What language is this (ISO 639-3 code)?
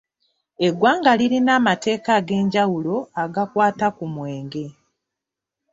lug